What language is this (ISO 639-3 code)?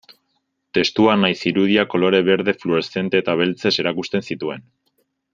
eus